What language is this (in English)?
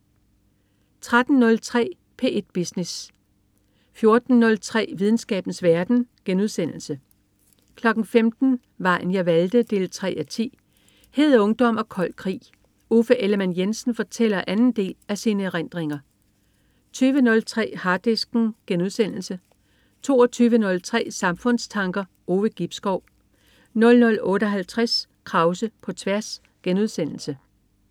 Danish